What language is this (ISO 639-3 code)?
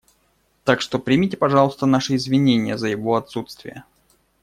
rus